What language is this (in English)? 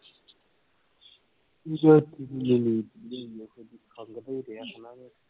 Punjabi